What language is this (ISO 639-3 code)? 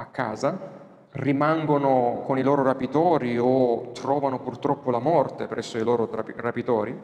ita